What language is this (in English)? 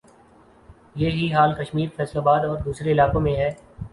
Urdu